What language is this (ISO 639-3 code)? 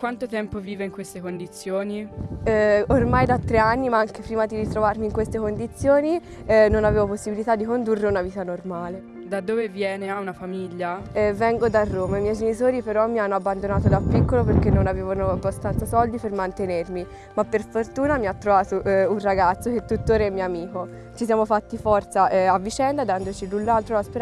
ita